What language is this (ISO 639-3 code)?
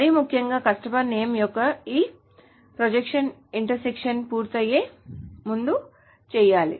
tel